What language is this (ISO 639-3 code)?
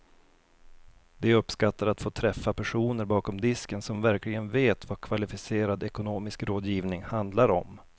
swe